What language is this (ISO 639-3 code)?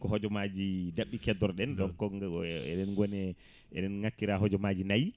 ful